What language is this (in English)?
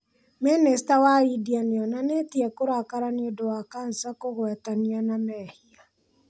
Kikuyu